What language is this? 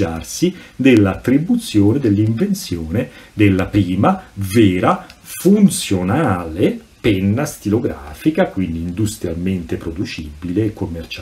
Italian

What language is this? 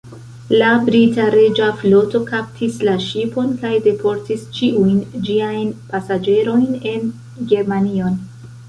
Esperanto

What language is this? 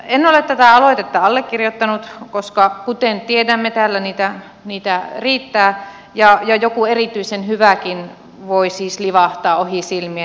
Finnish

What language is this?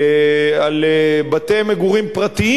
Hebrew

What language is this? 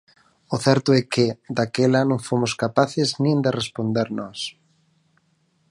Galician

